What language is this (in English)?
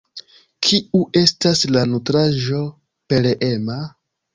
Esperanto